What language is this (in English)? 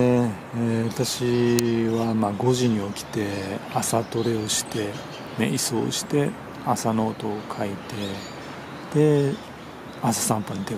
Japanese